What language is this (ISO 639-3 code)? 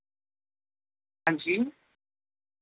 urd